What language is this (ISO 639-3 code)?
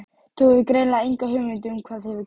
isl